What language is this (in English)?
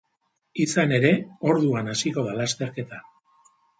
Basque